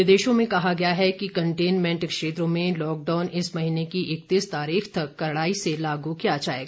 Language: Hindi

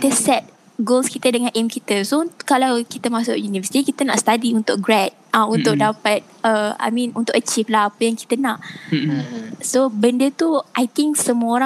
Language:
Malay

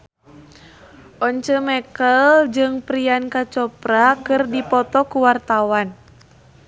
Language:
Sundanese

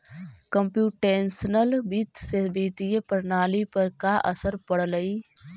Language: Magahi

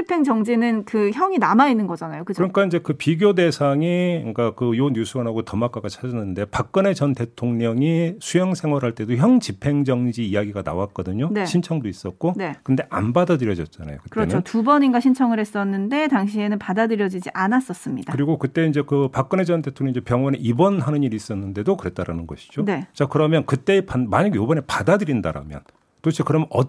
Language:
Korean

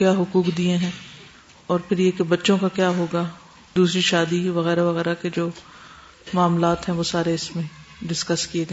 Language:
Urdu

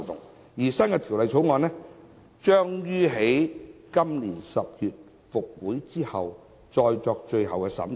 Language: Cantonese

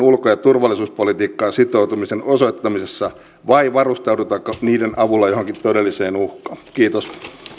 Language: Finnish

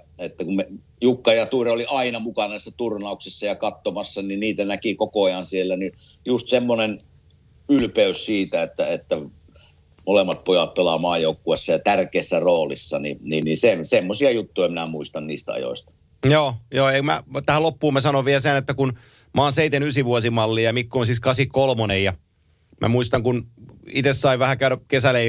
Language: Finnish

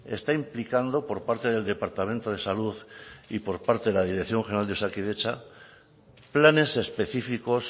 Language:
Spanish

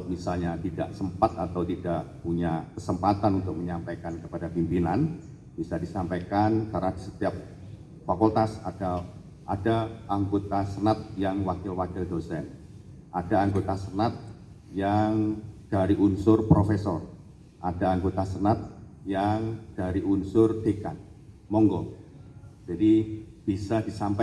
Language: Indonesian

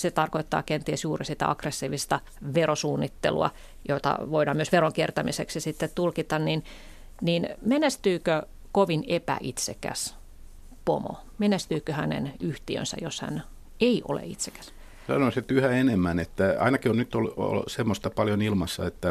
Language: Finnish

